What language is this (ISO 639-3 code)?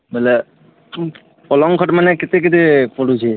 ori